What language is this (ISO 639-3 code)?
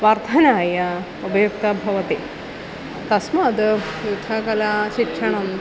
san